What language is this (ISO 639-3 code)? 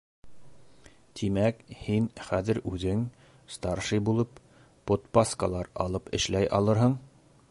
bak